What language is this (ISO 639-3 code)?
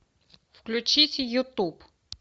rus